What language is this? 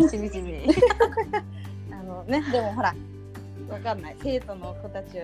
Japanese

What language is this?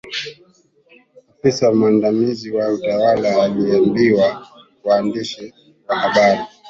Swahili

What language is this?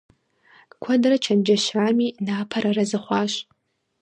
Kabardian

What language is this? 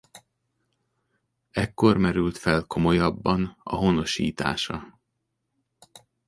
Hungarian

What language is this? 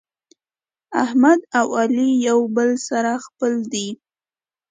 Pashto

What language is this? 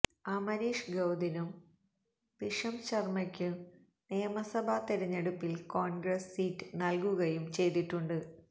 Malayalam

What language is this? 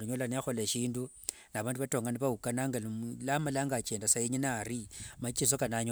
Wanga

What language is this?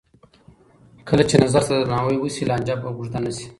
Pashto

